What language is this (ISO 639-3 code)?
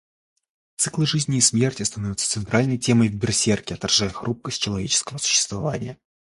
rus